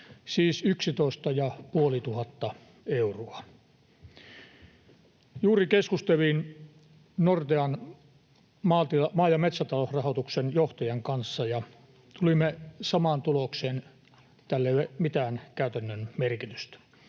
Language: Finnish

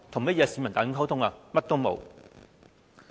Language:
Cantonese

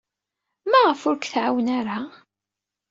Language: Kabyle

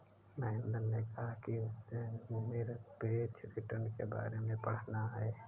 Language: Hindi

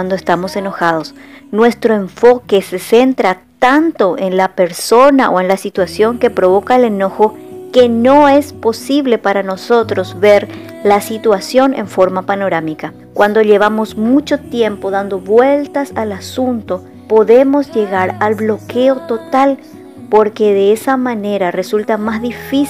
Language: Spanish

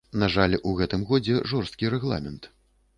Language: Belarusian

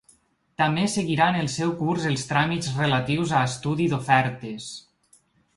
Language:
Catalan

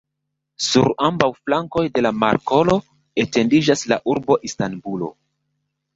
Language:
Esperanto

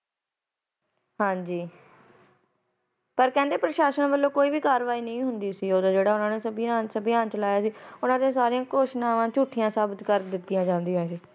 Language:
Punjabi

